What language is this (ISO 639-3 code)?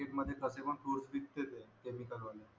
mar